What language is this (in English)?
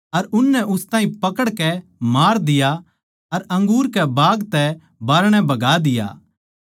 Haryanvi